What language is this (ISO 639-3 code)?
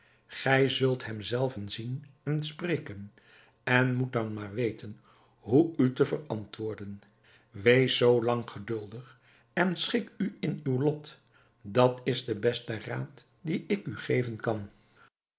nld